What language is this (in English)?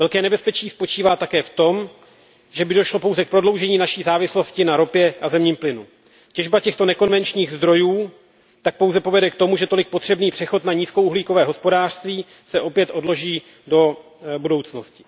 Czech